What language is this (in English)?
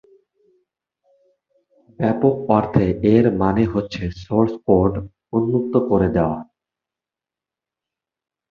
Bangla